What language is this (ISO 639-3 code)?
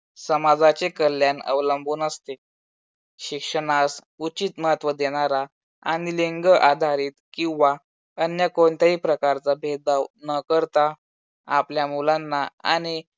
mar